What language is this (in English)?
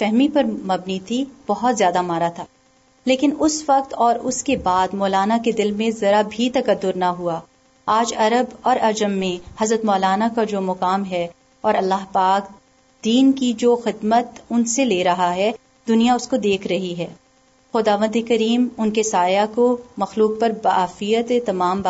Urdu